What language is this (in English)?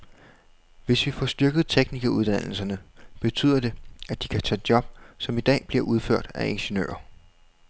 Danish